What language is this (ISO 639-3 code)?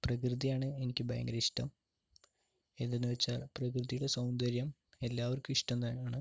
mal